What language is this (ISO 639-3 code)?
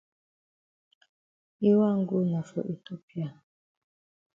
wes